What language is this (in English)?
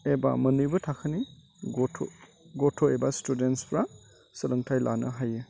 Bodo